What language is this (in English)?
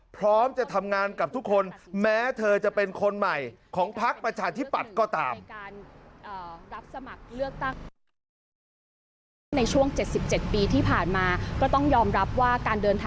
Thai